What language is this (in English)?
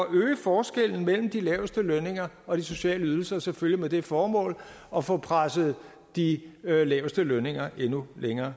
Danish